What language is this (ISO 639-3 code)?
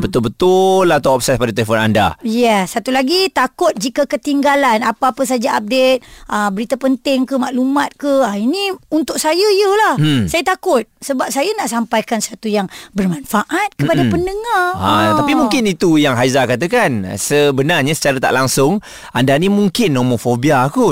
msa